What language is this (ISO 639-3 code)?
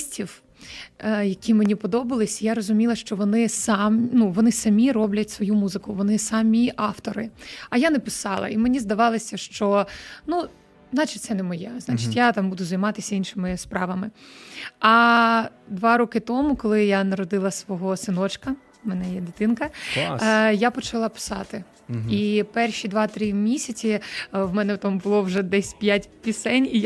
ukr